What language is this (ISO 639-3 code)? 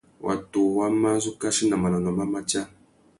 bag